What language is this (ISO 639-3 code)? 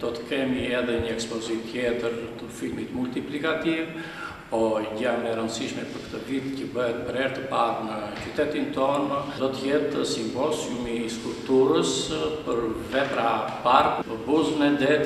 ron